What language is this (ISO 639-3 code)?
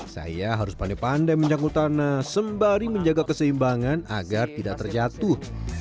ind